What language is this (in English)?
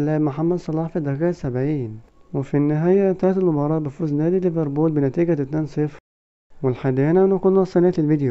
Arabic